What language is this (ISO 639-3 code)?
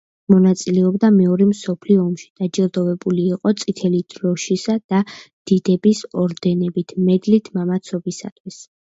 kat